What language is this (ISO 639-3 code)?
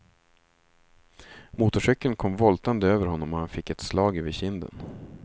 swe